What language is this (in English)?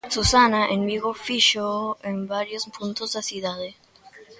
Galician